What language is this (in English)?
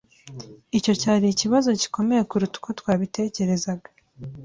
Kinyarwanda